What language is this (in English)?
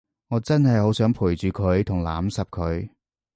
Cantonese